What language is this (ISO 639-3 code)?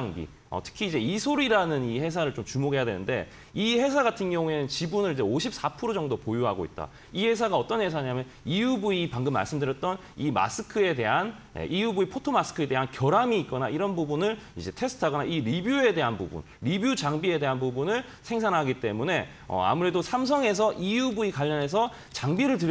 kor